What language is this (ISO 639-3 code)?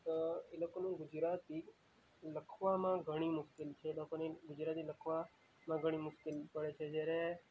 guj